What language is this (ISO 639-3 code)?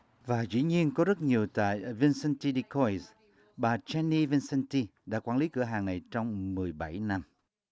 vie